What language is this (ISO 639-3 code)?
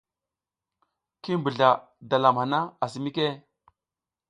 giz